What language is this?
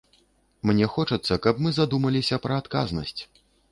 Belarusian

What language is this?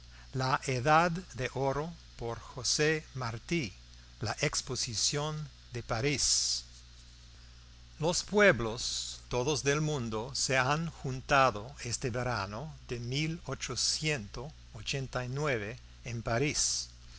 Spanish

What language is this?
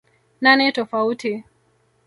Swahili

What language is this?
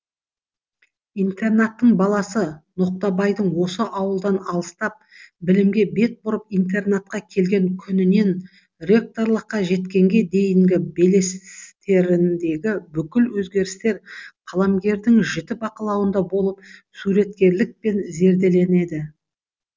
Kazakh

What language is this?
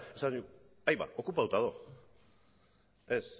Basque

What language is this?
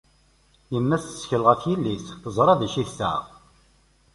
Kabyle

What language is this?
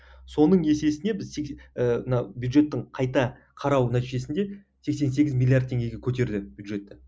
Kazakh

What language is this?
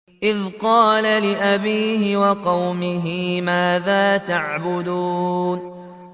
Arabic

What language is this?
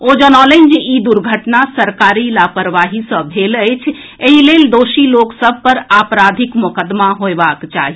Maithili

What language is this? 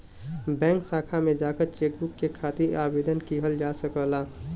Bhojpuri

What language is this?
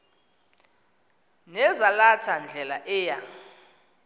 Xhosa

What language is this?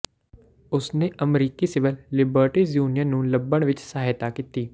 Punjabi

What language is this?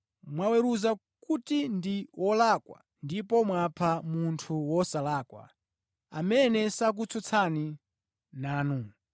Nyanja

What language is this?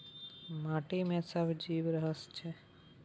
Maithili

